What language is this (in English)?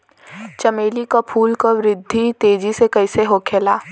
Bhojpuri